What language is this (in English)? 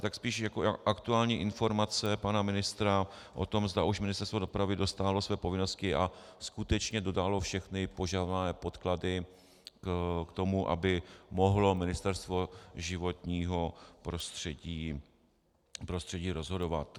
Czech